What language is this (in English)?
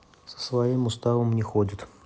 Russian